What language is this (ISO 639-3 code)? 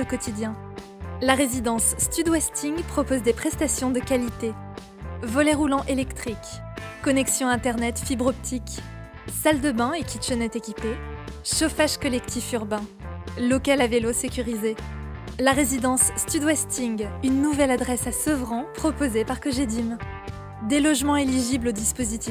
fra